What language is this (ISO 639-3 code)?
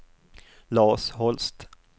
swe